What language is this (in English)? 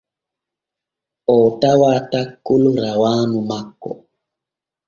Borgu Fulfulde